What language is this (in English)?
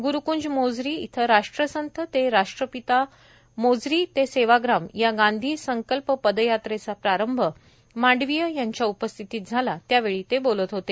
Marathi